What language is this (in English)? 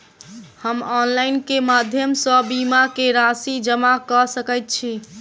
Maithili